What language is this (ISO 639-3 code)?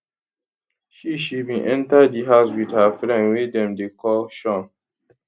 pcm